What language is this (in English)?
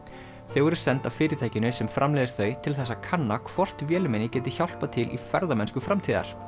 Icelandic